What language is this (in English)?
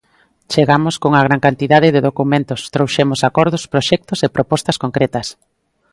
Galician